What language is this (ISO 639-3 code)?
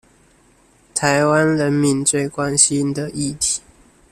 zho